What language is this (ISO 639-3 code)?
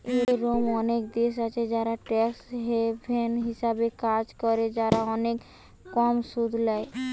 ben